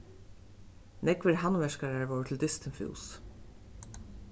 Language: Faroese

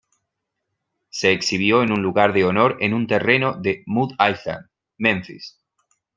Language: Spanish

